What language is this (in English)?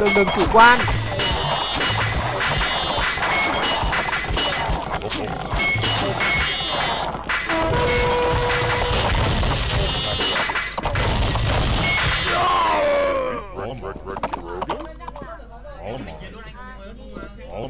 Vietnamese